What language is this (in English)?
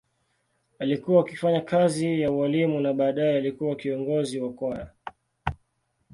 Swahili